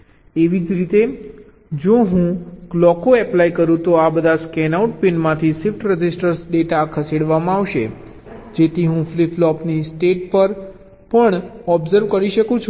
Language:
Gujarati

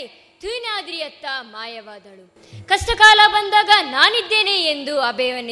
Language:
Kannada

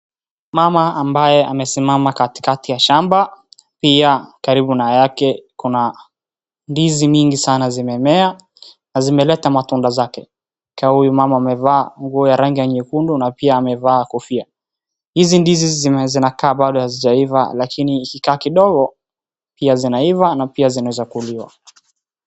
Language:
Swahili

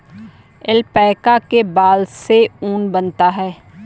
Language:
Hindi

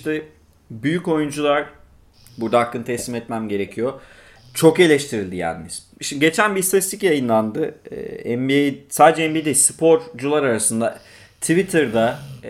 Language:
Turkish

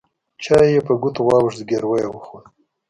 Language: Pashto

